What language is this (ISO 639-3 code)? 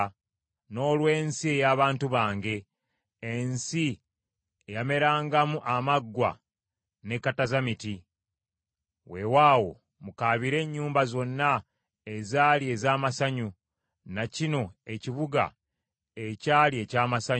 lug